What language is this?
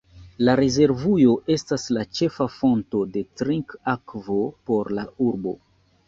Esperanto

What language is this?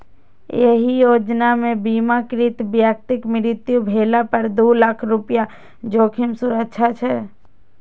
Maithili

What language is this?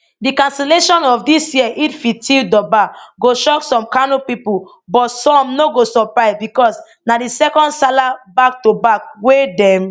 Nigerian Pidgin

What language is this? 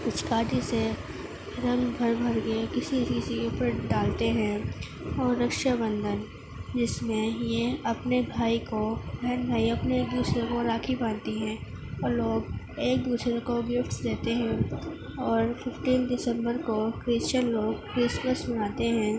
Urdu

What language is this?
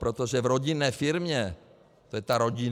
Czech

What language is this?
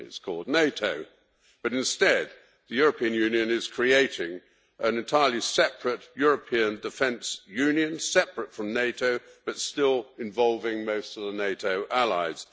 English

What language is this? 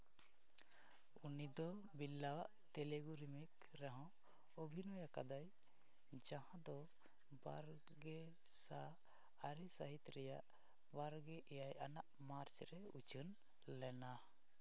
Santali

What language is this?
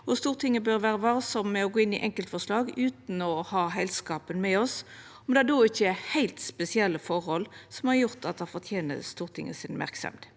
Norwegian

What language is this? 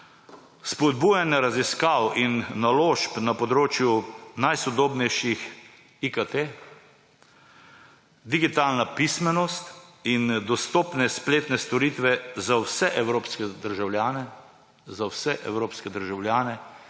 Slovenian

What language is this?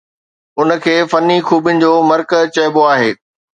Sindhi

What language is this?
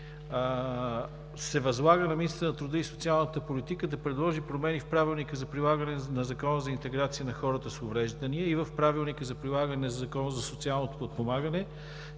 Bulgarian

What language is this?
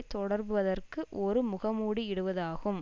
Tamil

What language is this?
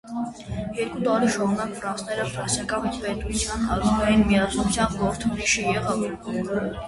Armenian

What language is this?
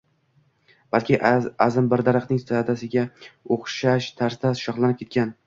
Uzbek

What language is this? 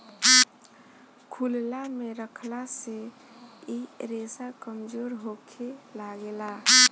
Bhojpuri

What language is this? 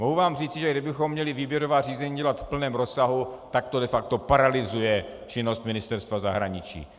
Czech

